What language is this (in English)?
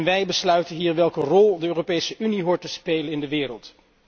Dutch